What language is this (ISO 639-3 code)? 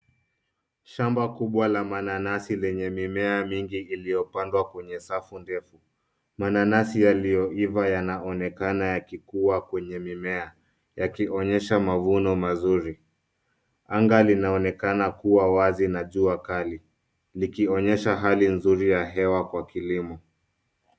swa